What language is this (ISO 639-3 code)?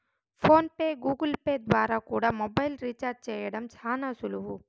tel